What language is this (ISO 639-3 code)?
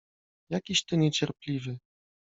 pol